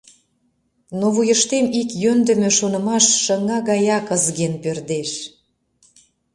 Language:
Mari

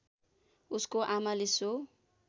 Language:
Nepali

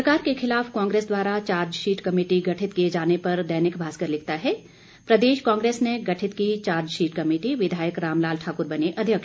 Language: Hindi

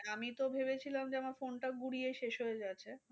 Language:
Bangla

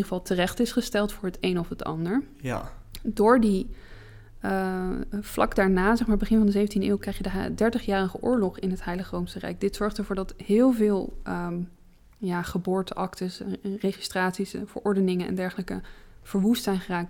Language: Dutch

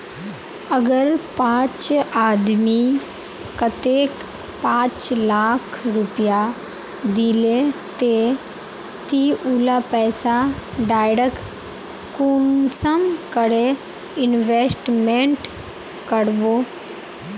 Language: Magahi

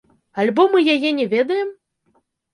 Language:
Belarusian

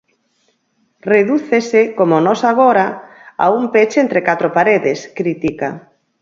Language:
Galician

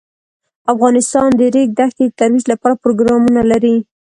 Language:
Pashto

